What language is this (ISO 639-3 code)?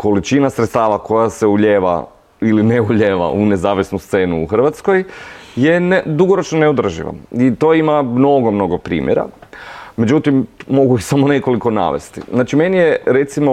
hrv